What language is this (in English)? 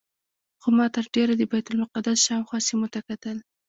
Pashto